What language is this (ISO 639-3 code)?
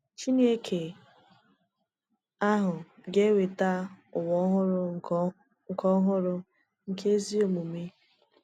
ibo